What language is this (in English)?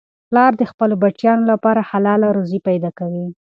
Pashto